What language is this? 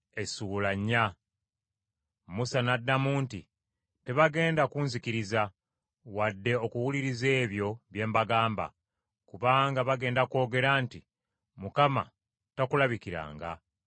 Ganda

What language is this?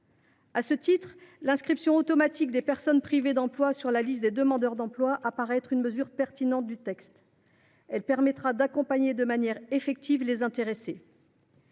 French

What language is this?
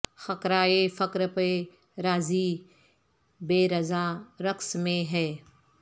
Urdu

